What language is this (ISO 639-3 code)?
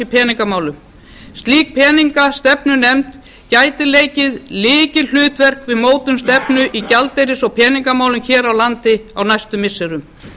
isl